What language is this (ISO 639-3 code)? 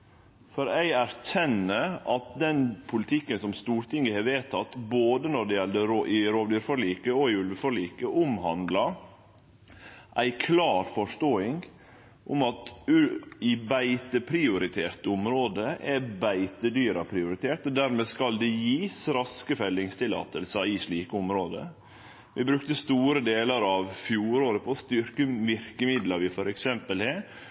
nno